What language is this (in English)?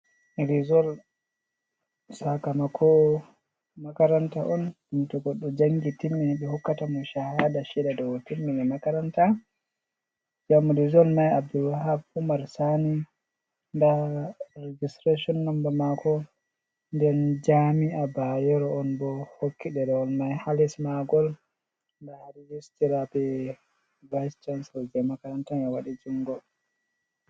Fula